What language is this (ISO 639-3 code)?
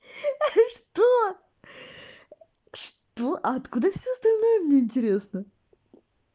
rus